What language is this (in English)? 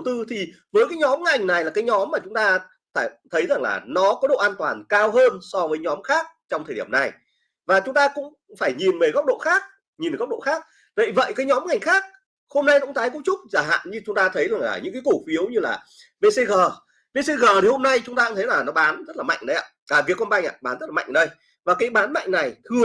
Vietnamese